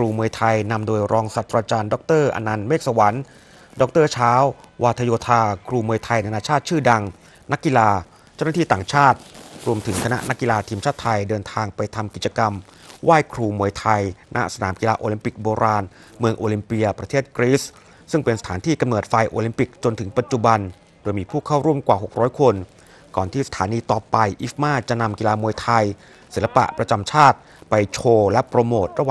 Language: Thai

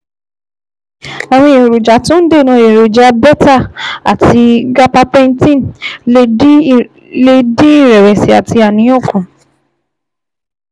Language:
Yoruba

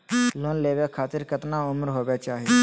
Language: Magahi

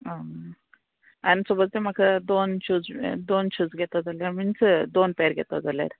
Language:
Konkani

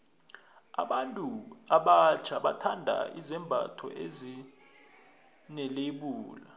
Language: South Ndebele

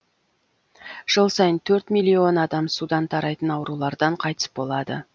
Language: Kazakh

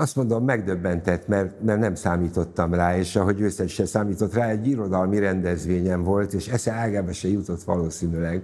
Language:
Hungarian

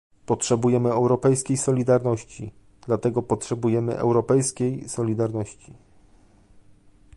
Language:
Polish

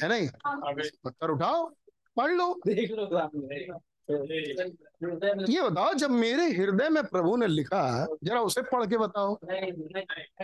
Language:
Hindi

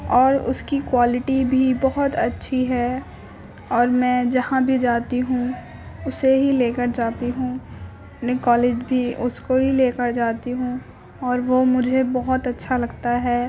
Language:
Urdu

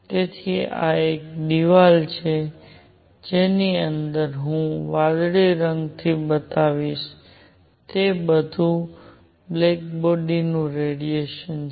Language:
Gujarati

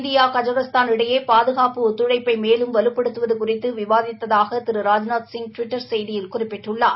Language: Tamil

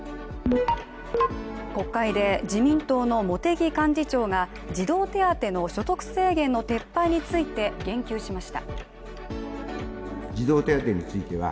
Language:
Japanese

